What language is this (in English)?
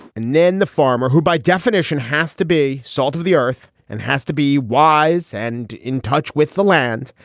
English